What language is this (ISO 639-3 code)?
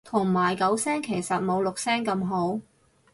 yue